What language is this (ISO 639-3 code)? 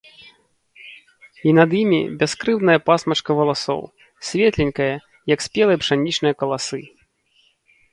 bel